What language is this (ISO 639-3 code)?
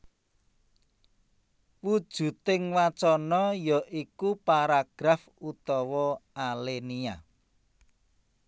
jav